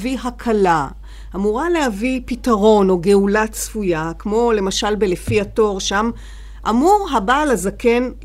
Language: Hebrew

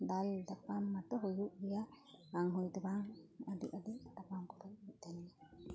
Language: Santali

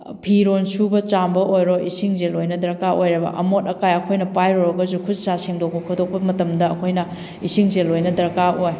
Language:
Manipuri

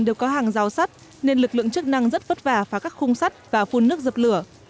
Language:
Vietnamese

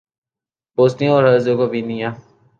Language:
Urdu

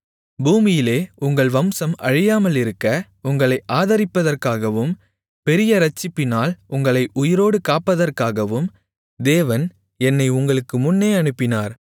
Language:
Tamil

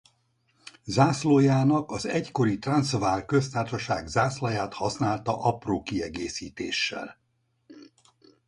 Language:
Hungarian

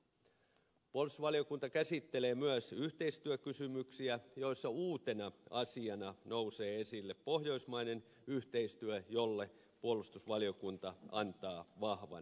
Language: Finnish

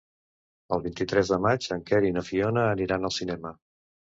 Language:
Catalan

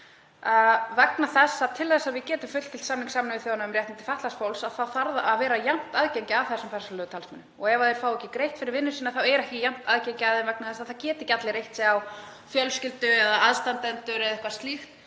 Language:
Icelandic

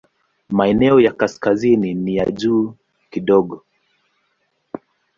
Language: Swahili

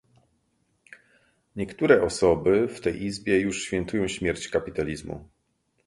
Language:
Polish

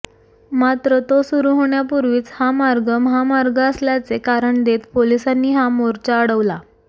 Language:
Marathi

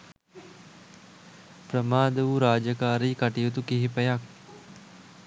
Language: Sinhala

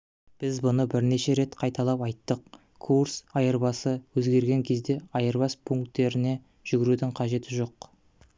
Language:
Kazakh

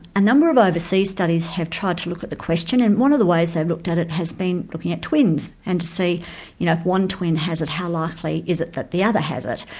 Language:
English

